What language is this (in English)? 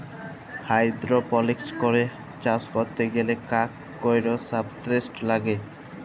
Bangla